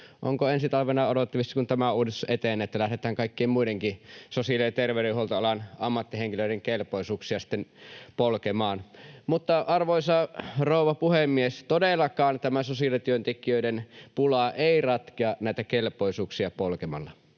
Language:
Finnish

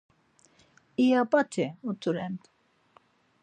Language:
Laz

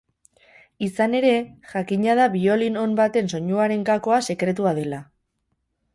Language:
Basque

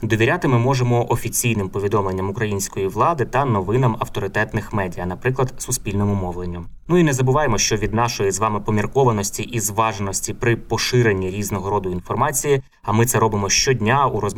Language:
Ukrainian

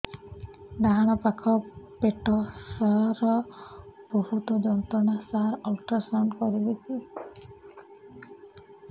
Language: Odia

